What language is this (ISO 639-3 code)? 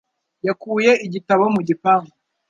kin